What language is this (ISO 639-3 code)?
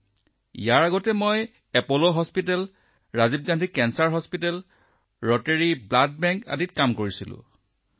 asm